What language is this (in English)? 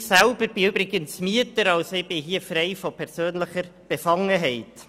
Swiss German